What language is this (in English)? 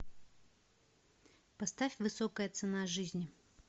Russian